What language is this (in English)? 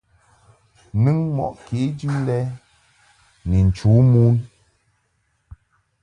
Mungaka